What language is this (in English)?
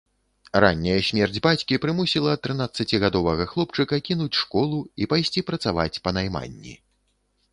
Belarusian